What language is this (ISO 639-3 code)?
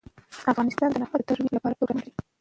pus